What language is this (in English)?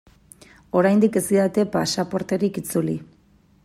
Basque